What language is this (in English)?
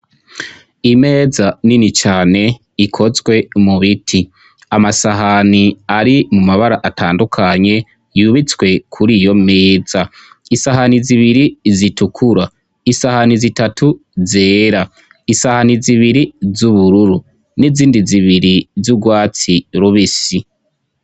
Rundi